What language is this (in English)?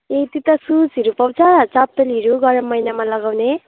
Nepali